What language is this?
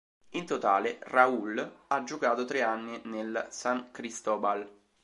Italian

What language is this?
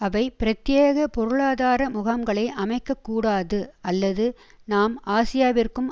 Tamil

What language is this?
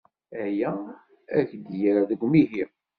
Kabyle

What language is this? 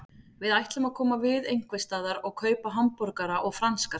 Icelandic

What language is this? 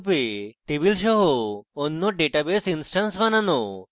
Bangla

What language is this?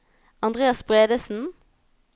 Norwegian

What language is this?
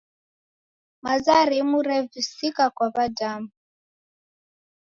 Taita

